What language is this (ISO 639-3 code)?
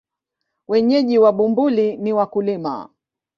swa